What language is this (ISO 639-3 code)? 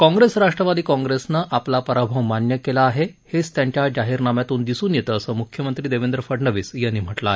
mar